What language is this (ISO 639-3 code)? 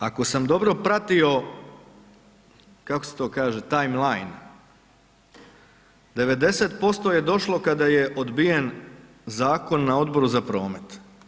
hrv